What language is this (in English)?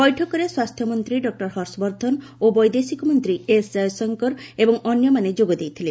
Odia